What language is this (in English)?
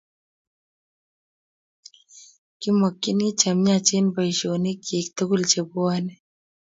Kalenjin